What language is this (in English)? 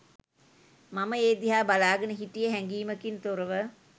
Sinhala